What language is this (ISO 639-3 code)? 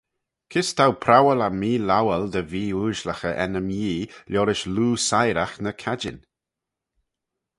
glv